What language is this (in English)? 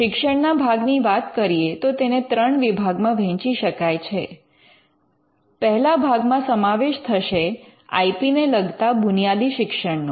Gujarati